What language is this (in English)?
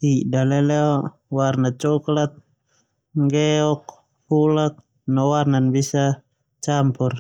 Termanu